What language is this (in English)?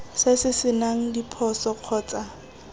Tswana